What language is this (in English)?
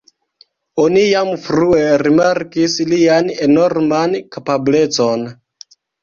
Esperanto